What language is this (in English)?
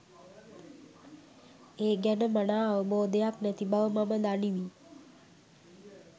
Sinhala